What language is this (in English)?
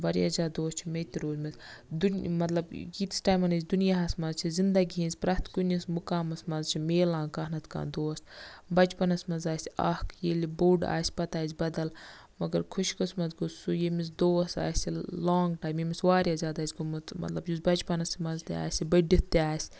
Kashmiri